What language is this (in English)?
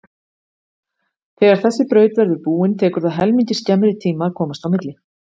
Icelandic